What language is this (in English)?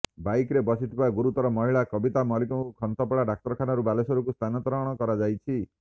Odia